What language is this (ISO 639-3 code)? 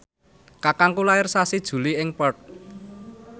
jav